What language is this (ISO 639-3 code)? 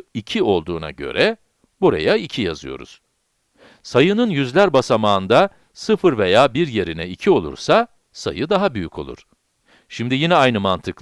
tur